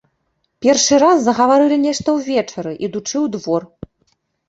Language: Belarusian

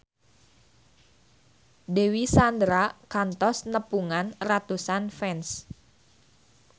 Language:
Sundanese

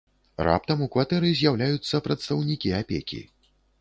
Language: Belarusian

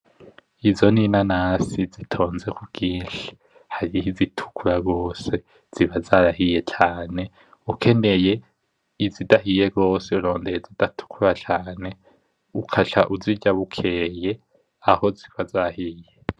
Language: Rundi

